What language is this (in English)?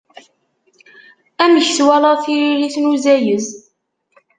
Kabyle